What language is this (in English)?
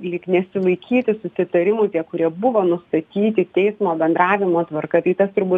Lithuanian